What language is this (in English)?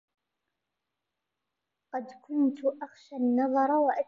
Arabic